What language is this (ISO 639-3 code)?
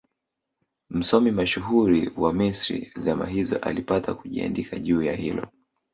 swa